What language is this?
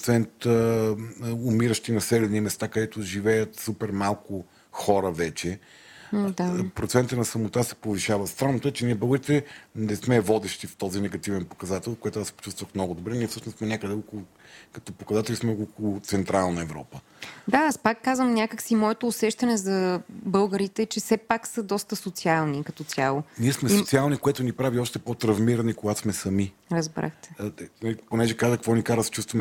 Bulgarian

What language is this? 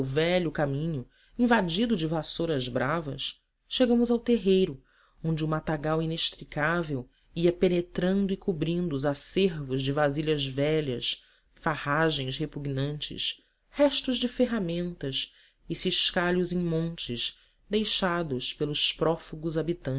Portuguese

